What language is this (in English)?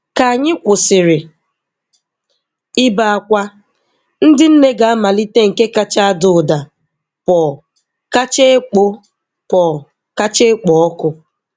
Igbo